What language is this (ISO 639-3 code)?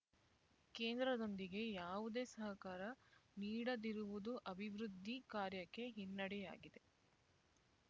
kan